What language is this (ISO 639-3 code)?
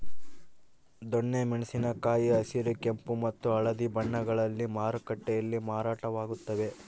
kan